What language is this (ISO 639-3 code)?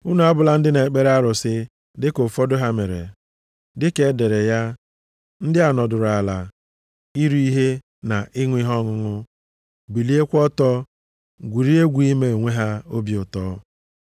ibo